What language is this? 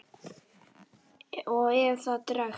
Icelandic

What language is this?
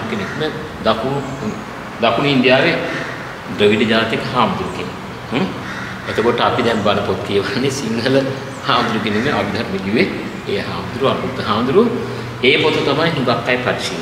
Indonesian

